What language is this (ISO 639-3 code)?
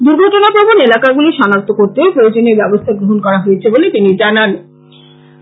ben